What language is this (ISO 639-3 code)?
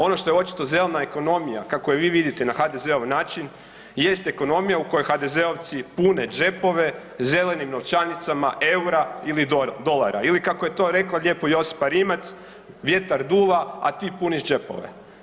hrv